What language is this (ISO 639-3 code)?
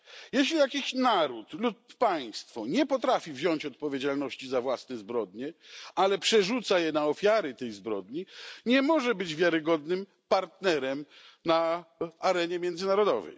pol